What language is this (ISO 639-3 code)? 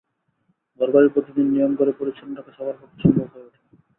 ben